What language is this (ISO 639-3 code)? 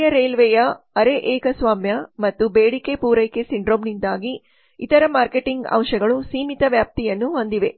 kan